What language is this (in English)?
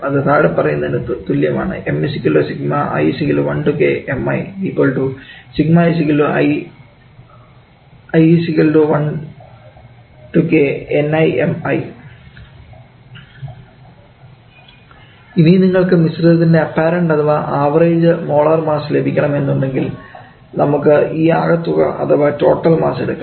Malayalam